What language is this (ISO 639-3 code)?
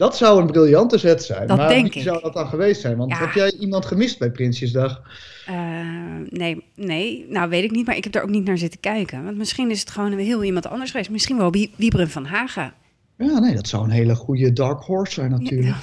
nld